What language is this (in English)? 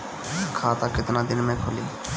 Bhojpuri